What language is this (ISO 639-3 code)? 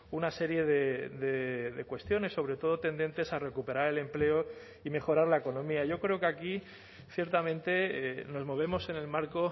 spa